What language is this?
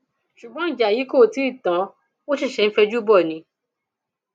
Yoruba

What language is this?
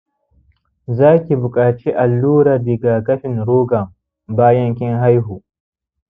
Hausa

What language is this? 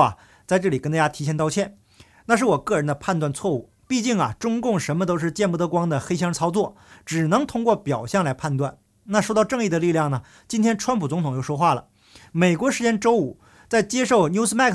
Chinese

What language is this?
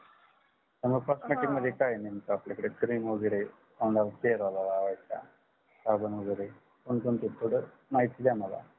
Marathi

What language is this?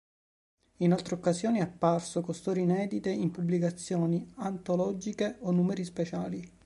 Italian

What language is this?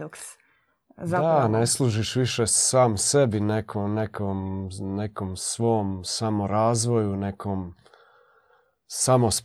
Croatian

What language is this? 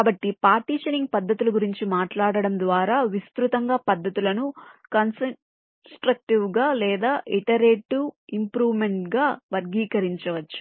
Telugu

